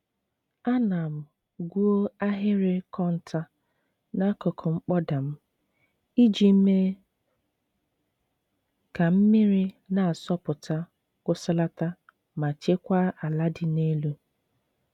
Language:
Igbo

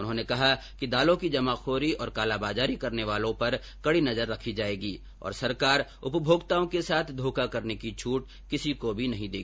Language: Hindi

